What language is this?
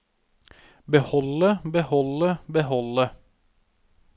Norwegian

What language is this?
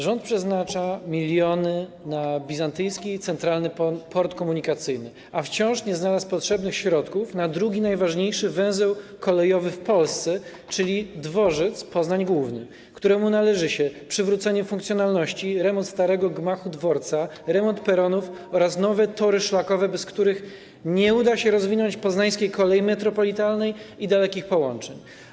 Polish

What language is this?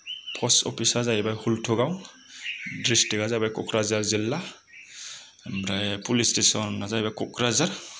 Bodo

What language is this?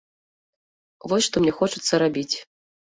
Belarusian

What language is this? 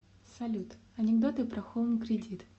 Russian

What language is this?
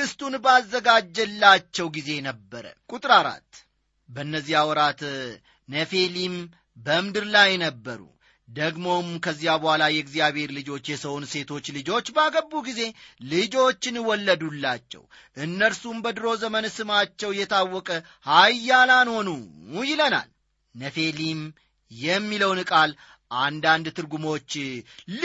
Amharic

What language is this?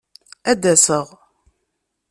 Kabyle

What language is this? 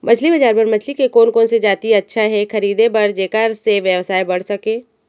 Chhattisgarhi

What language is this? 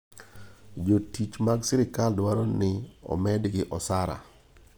Luo (Kenya and Tanzania)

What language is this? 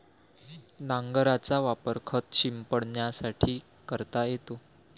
Marathi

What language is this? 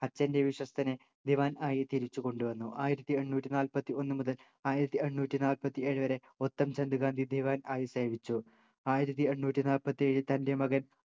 Malayalam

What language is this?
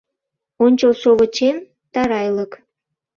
Mari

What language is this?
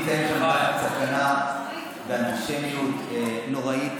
Hebrew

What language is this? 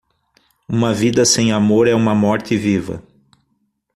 Portuguese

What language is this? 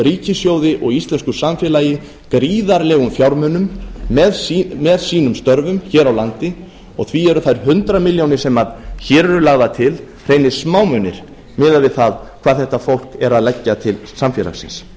Icelandic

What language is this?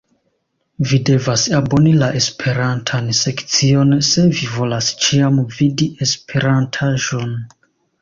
Esperanto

